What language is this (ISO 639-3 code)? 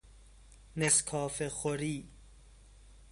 fas